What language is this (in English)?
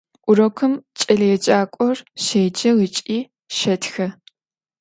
Adyghe